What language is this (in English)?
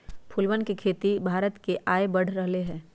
Magahi